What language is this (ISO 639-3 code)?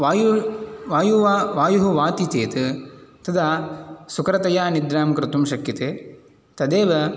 san